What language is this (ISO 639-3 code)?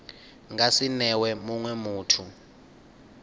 ven